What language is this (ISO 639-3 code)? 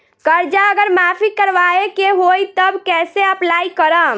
bho